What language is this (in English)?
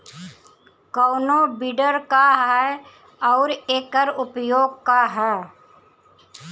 Bhojpuri